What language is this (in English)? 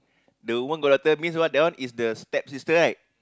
English